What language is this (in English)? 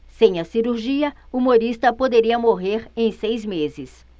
Portuguese